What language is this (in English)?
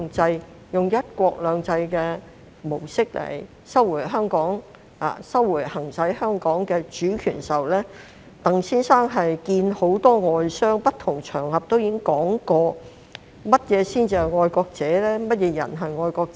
Cantonese